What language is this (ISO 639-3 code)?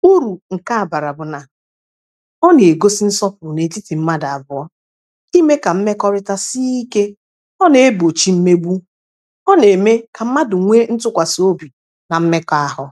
ibo